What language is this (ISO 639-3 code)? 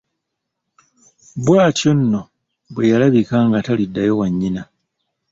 lug